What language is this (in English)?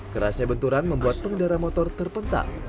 Indonesian